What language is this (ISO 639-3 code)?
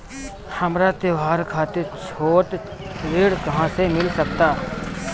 bho